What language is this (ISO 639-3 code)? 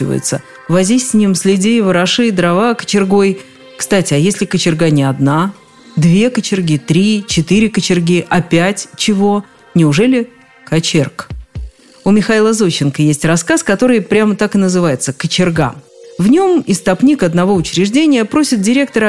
rus